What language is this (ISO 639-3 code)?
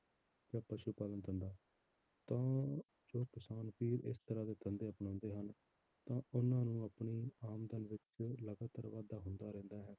pan